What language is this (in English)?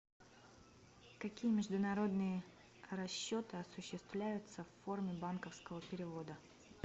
Russian